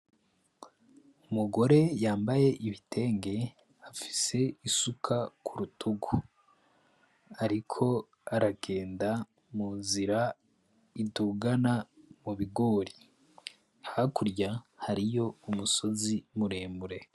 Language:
Rundi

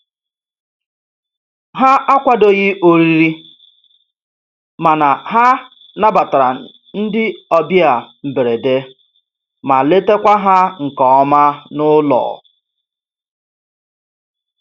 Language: Igbo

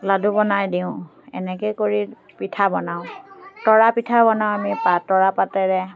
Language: Assamese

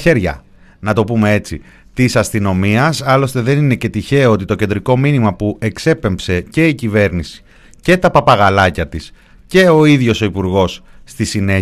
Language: Greek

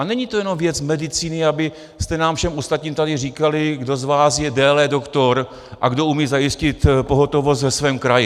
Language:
Czech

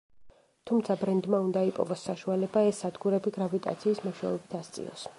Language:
Georgian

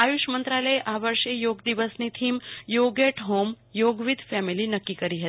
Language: Gujarati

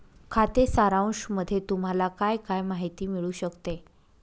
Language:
Marathi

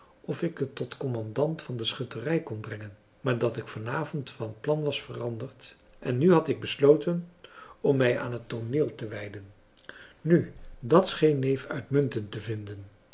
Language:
Dutch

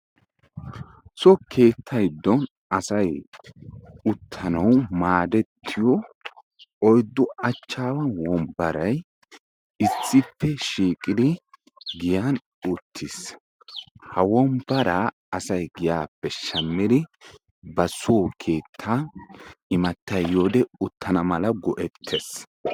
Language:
Wolaytta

